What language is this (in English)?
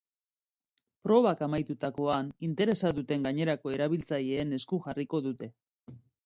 Basque